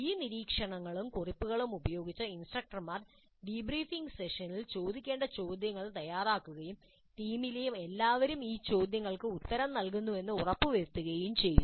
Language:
Malayalam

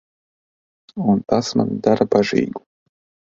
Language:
Latvian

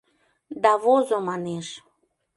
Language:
Mari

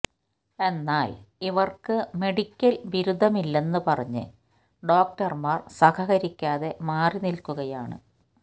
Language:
Malayalam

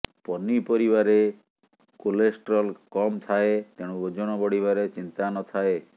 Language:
Odia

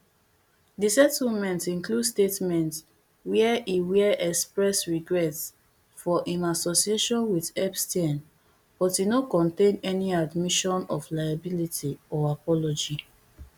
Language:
Nigerian Pidgin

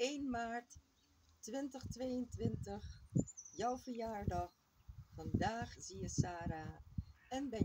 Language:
Dutch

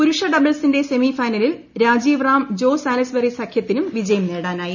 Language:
Malayalam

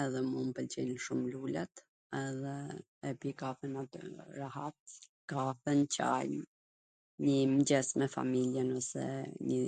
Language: Gheg Albanian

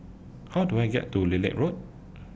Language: English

